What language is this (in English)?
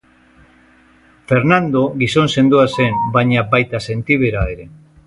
Basque